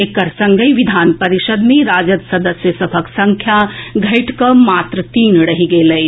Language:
Maithili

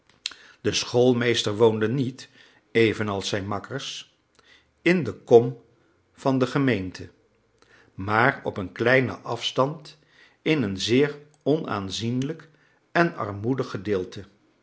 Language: Dutch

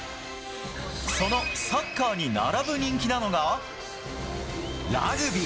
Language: Japanese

